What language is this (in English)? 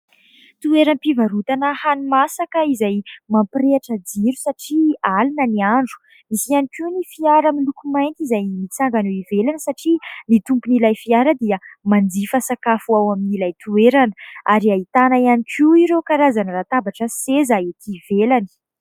Malagasy